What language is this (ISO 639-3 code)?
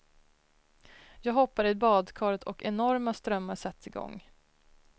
swe